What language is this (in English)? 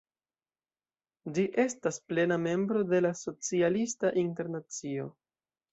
Esperanto